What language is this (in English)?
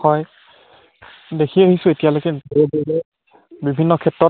Assamese